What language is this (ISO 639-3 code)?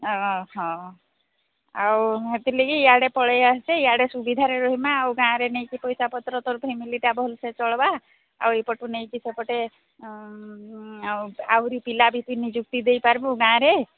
ori